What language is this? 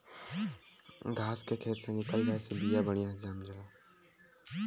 Bhojpuri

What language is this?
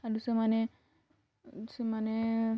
Odia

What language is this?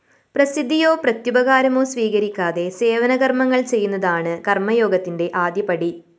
Malayalam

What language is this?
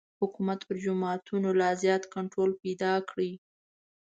Pashto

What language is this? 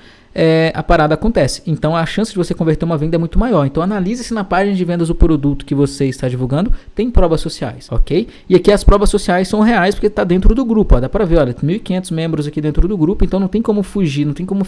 Portuguese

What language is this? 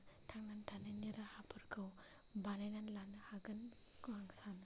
Bodo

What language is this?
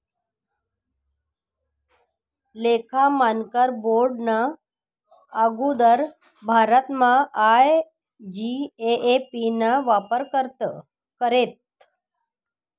Marathi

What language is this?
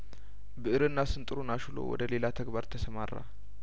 Amharic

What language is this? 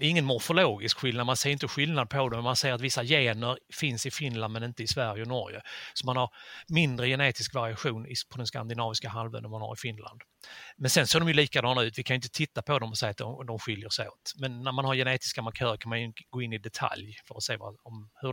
Swedish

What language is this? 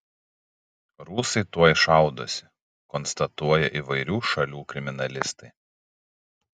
Lithuanian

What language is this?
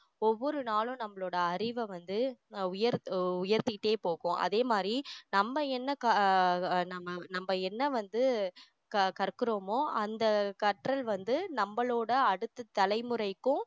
Tamil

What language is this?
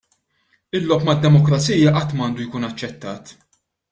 Maltese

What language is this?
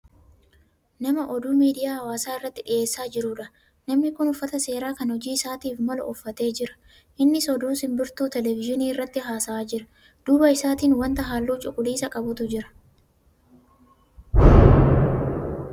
Oromo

